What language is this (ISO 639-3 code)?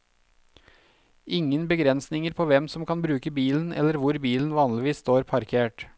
nor